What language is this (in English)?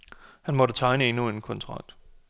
Danish